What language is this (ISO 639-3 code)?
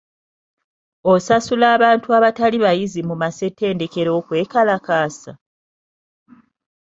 lug